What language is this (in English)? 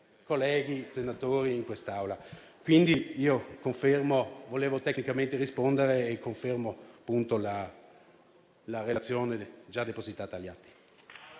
Italian